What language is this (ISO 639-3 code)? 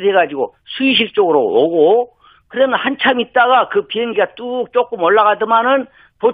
kor